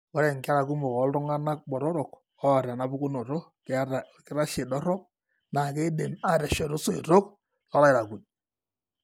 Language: Masai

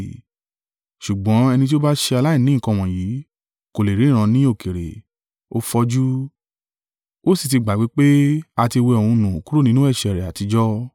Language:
Yoruba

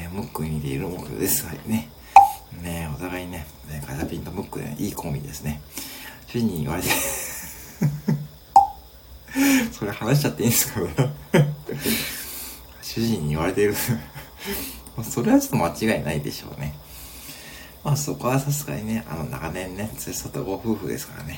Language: Japanese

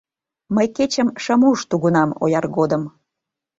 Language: Mari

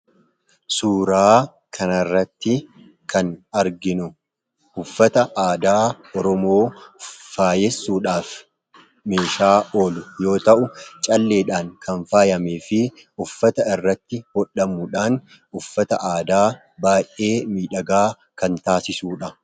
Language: Oromo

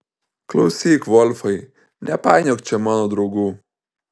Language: Lithuanian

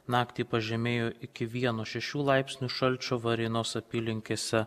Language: Lithuanian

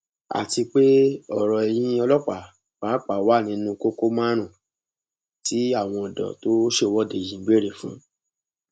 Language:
Yoruba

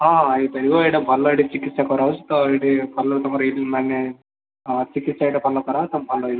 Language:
Odia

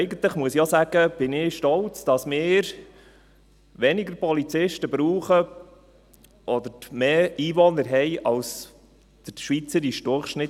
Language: Swiss German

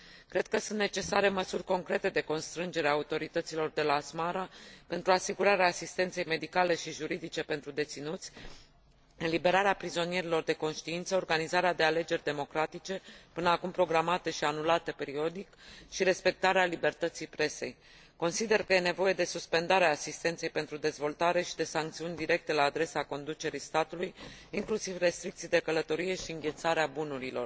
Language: Romanian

